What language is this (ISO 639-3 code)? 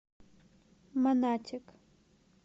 rus